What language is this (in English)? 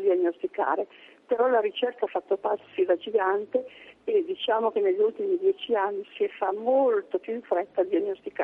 Italian